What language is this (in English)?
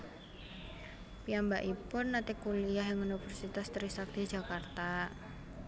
Javanese